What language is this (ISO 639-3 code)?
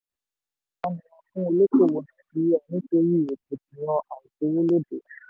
yor